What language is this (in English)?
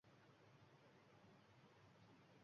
Uzbek